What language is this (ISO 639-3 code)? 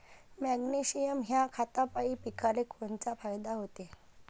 mar